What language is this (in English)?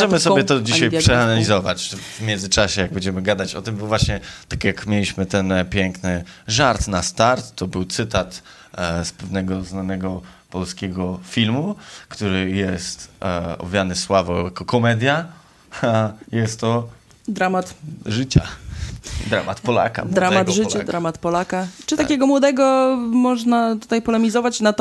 Polish